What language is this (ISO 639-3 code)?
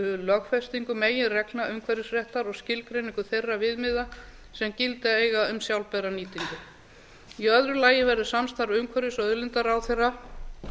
isl